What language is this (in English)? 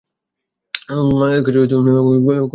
Bangla